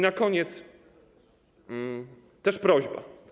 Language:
Polish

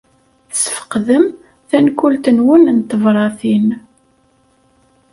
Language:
Kabyle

